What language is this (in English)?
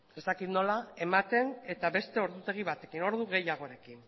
Basque